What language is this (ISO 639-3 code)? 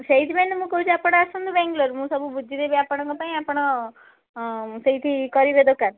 ori